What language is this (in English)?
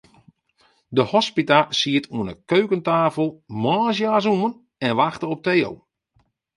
Western Frisian